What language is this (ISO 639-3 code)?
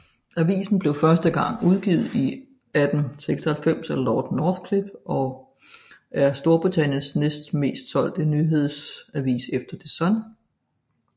dan